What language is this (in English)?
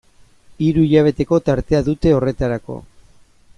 Basque